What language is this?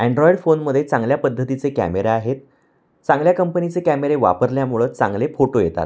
Marathi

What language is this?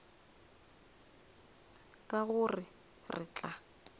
Northern Sotho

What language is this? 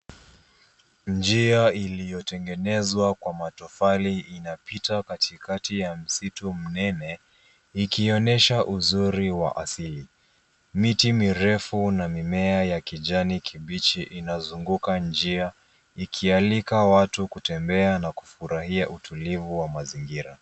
Swahili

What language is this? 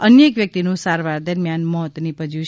Gujarati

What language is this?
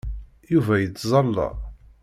Kabyle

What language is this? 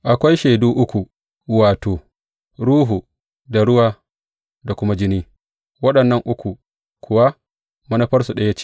Hausa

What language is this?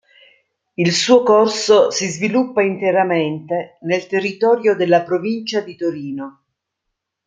Italian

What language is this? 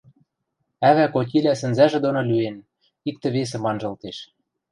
Western Mari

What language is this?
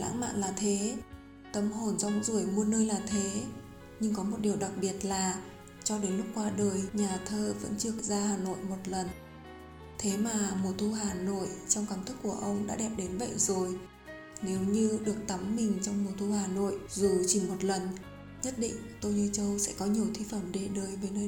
Vietnamese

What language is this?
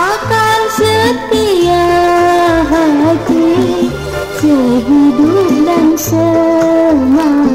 Indonesian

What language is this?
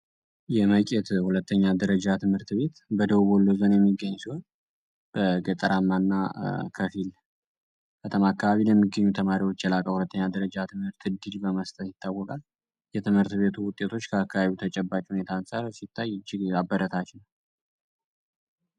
Amharic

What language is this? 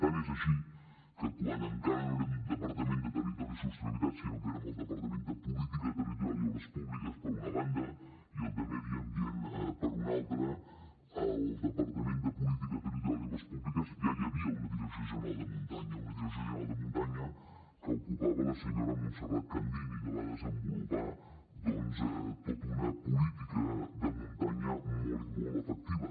Catalan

